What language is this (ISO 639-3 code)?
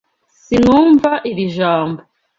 kin